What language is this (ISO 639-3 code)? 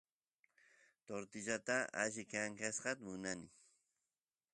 qus